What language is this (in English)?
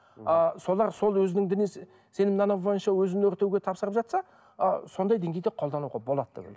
Kazakh